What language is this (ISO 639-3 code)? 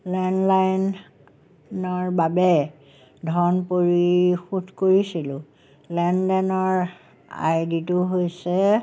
asm